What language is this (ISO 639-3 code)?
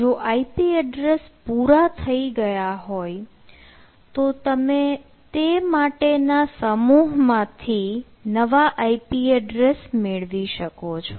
guj